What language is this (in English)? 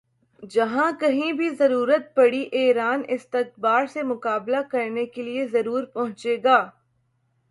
Urdu